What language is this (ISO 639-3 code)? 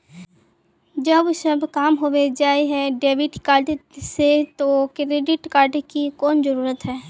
mag